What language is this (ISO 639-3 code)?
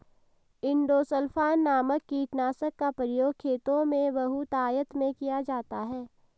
hin